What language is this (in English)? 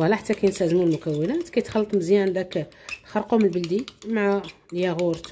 Arabic